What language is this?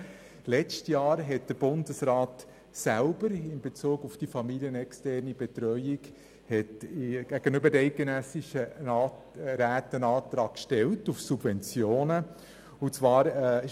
Swiss German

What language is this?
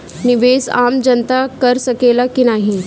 Bhojpuri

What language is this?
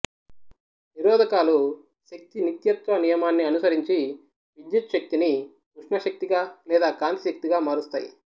Telugu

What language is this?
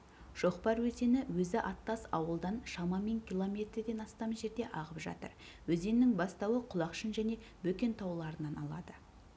Kazakh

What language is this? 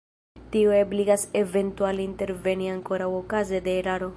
Esperanto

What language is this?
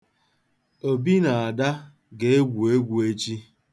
Igbo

